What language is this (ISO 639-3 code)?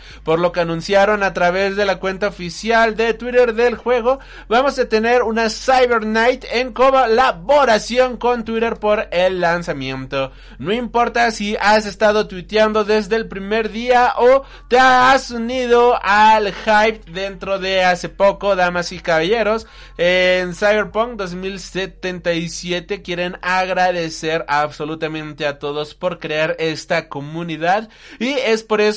spa